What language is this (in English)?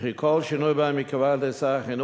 Hebrew